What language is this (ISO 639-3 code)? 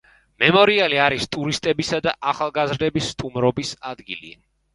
kat